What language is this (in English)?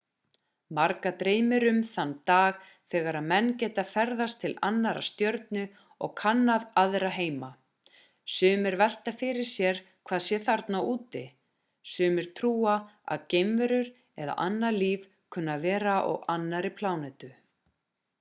Icelandic